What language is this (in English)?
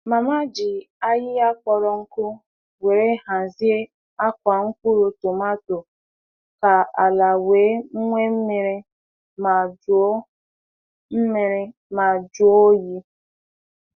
Igbo